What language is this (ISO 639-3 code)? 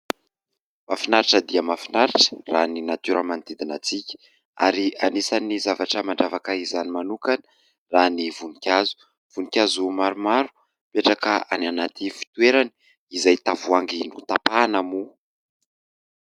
mlg